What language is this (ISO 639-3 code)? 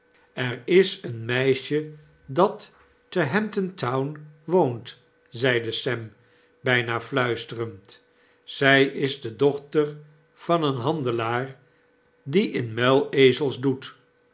nld